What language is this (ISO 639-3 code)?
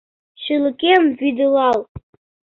chm